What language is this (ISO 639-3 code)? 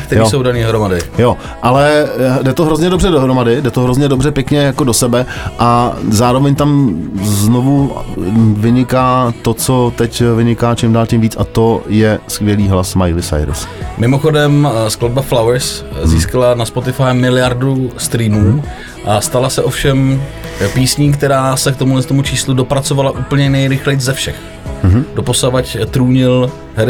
ces